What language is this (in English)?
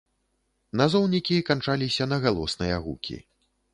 Belarusian